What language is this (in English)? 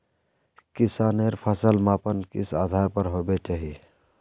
Magahi